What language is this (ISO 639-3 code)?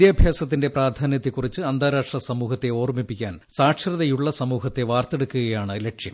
mal